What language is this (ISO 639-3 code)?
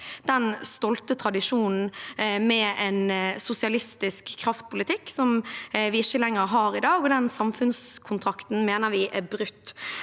nor